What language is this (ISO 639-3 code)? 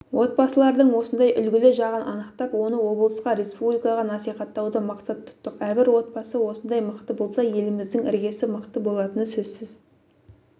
kaz